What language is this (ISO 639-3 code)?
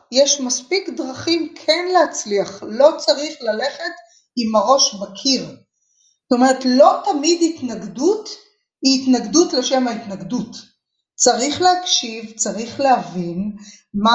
heb